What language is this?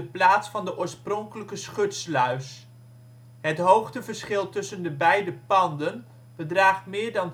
Dutch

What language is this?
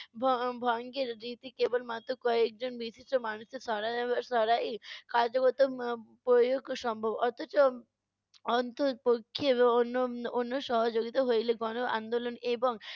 Bangla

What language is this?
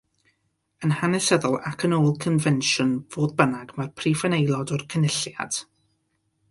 Welsh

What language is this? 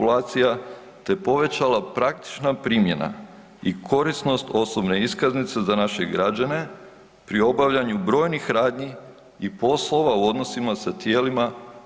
Croatian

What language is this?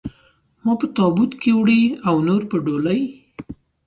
Pashto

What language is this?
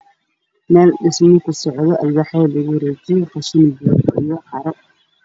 Somali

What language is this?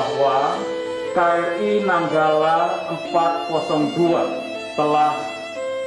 Indonesian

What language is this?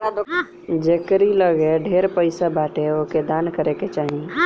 Bhojpuri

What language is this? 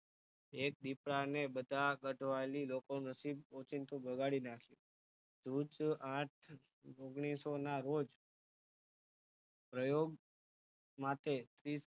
Gujarati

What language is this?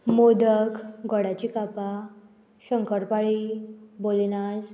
Konkani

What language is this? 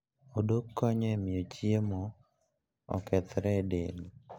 Luo (Kenya and Tanzania)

